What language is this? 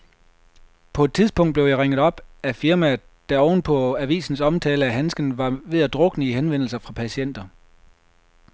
Danish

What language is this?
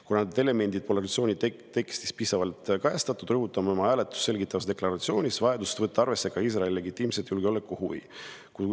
Estonian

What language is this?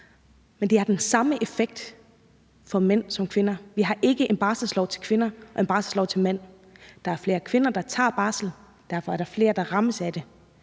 Danish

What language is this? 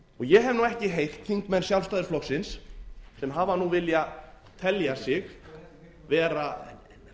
Icelandic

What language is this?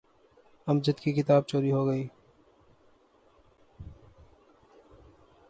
Urdu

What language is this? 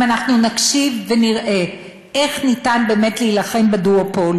Hebrew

